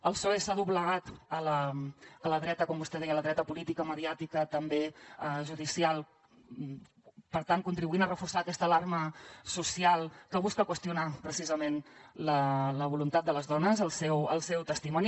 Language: Catalan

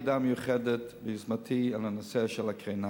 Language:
Hebrew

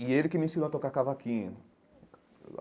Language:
Portuguese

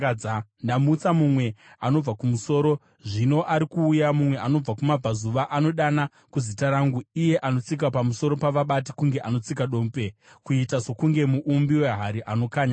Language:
Shona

